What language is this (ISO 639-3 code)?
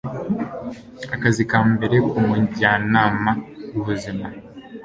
kin